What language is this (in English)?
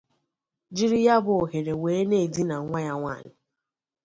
Igbo